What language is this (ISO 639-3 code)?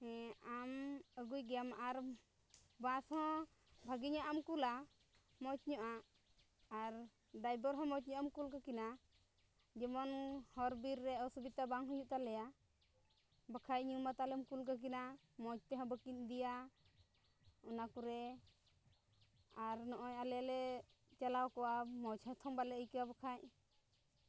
sat